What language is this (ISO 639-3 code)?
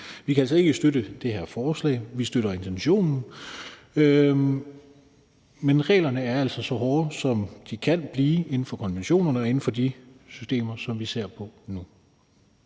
dan